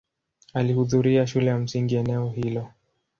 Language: Swahili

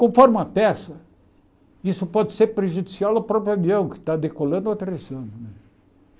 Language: Portuguese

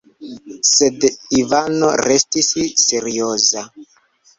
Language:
Esperanto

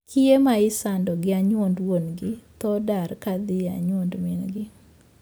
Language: Luo (Kenya and Tanzania)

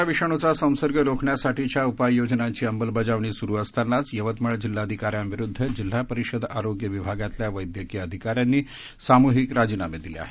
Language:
Marathi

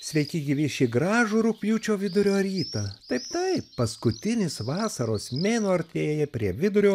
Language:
Lithuanian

